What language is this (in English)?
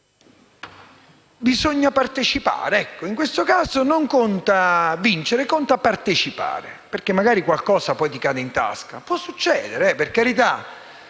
Italian